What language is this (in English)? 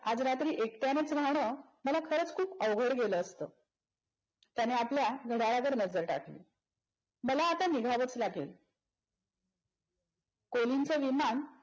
Marathi